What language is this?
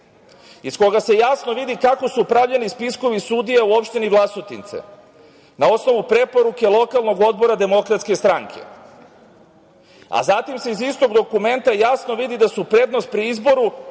Serbian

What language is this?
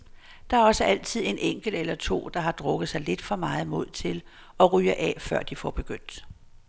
Danish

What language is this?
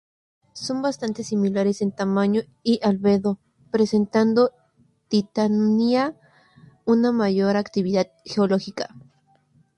Spanish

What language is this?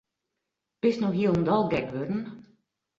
Western Frisian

